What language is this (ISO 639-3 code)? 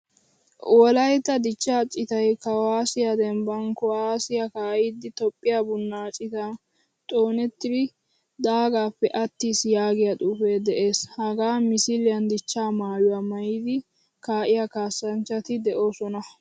wal